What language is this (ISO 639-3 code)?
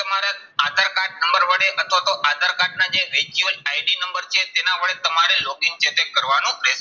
guj